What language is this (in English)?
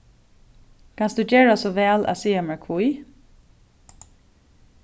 Faroese